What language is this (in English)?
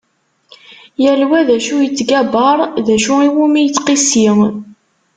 Kabyle